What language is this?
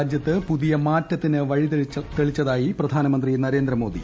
Malayalam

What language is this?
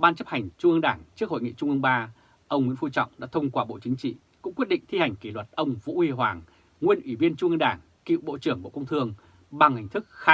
Vietnamese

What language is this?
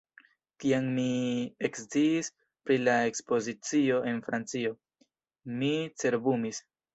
Esperanto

